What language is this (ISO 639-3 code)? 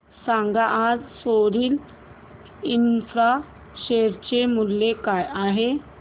mar